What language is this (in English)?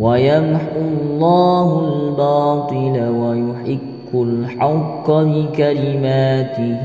Arabic